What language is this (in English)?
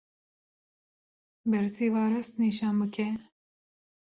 Kurdish